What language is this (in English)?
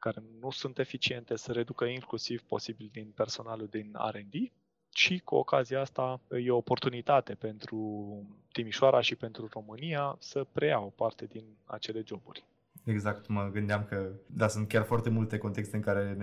Romanian